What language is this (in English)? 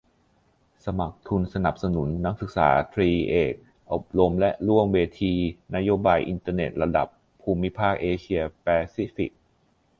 Thai